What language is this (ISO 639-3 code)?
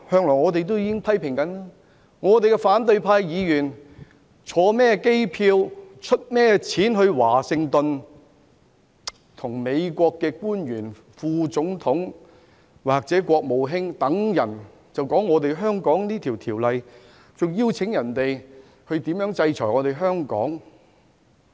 yue